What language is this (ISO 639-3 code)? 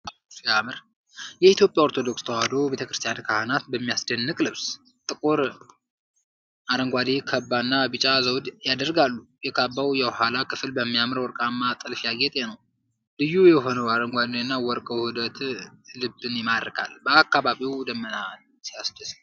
amh